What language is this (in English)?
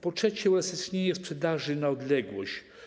Polish